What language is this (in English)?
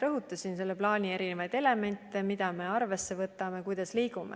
Estonian